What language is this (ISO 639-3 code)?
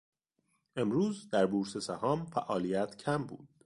fas